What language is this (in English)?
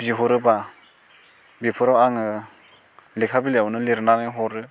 Bodo